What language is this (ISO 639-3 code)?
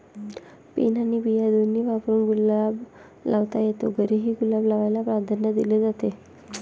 mar